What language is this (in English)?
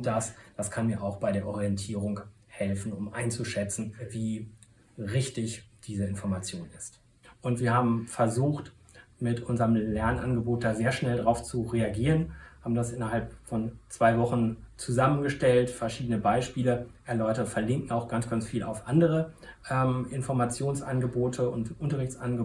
German